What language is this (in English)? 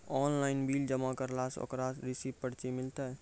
Maithili